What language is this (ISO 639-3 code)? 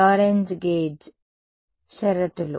tel